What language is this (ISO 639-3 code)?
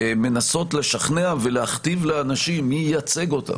heb